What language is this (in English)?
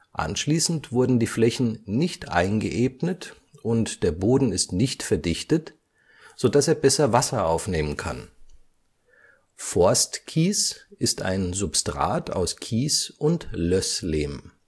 German